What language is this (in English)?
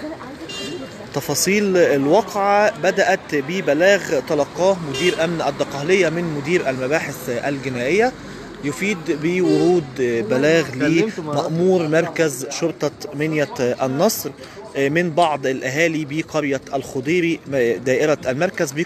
Arabic